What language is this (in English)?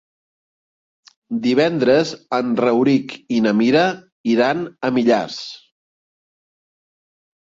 Catalan